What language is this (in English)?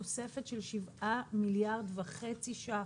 Hebrew